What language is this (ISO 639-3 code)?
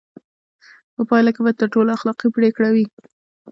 pus